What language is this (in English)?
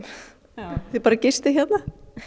Icelandic